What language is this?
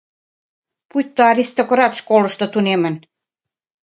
Mari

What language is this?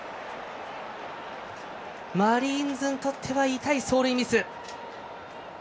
Japanese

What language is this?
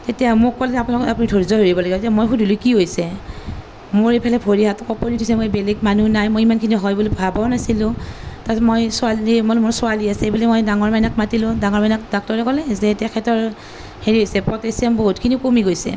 Assamese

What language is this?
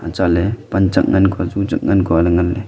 Wancho Naga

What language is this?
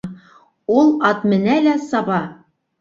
Bashkir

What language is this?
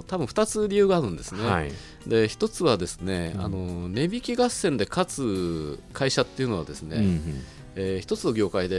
Japanese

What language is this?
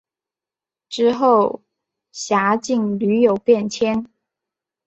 Chinese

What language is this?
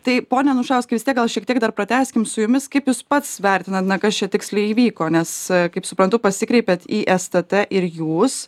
Lithuanian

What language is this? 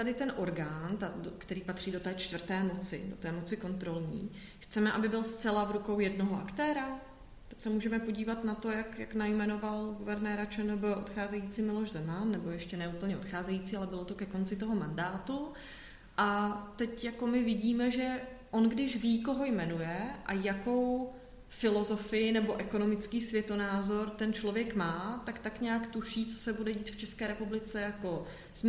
Czech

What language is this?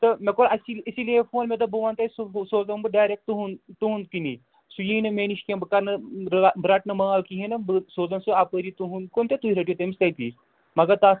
Kashmiri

